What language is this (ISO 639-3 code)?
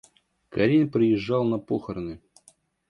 rus